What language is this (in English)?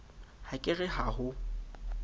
Southern Sotho